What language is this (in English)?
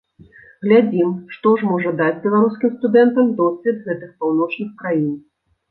Belarusian